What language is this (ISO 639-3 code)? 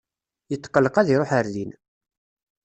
kab